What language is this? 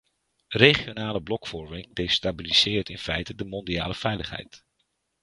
Dutch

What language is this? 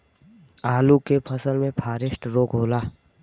Bhojpuri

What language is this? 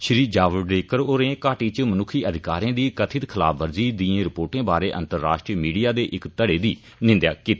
Dogri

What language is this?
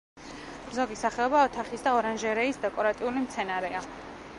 Georgian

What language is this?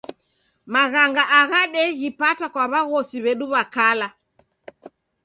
Taita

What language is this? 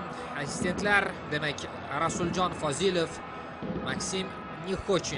Turkish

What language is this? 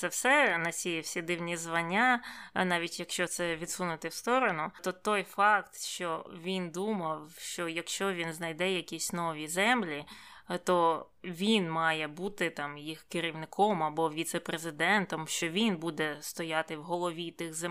Ukrainian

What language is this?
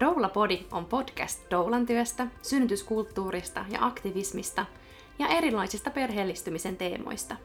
Finnish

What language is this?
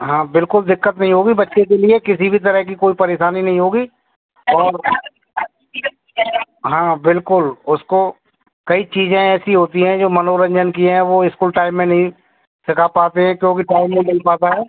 Hindi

